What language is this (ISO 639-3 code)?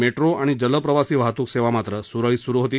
mar